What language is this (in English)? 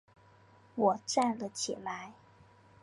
Chinese